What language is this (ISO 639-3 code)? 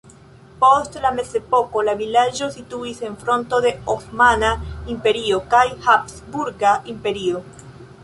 epo